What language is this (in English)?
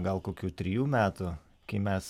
Lithuanian